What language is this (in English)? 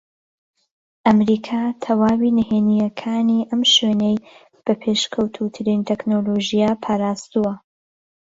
Central Kurdish